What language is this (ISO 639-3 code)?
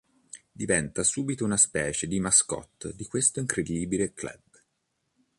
ita